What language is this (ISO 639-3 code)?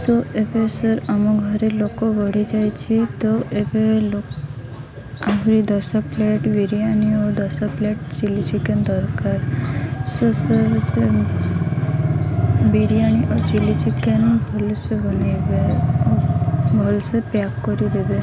ori